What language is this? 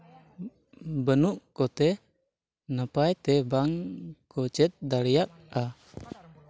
Santali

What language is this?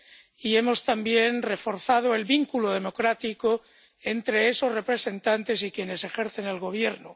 Spanish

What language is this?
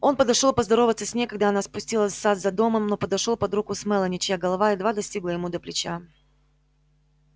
Russian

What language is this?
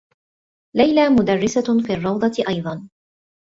Arabic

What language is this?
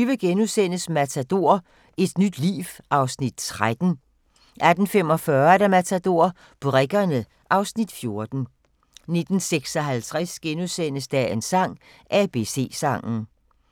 Danish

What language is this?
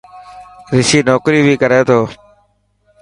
Dhatki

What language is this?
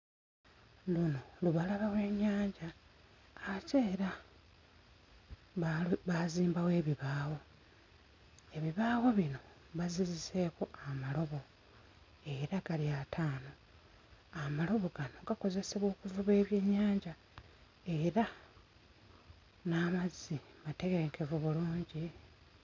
Ganda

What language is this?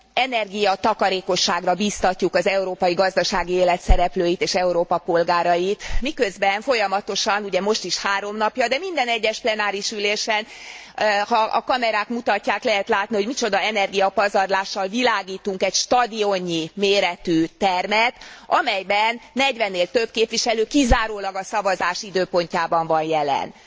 Hungarian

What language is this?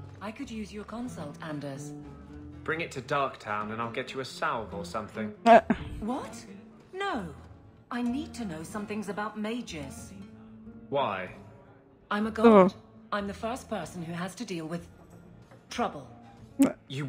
Polish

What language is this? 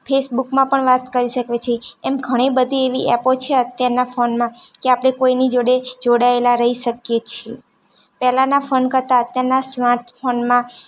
Gujarati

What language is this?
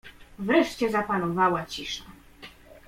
Polish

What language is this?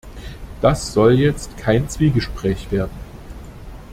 German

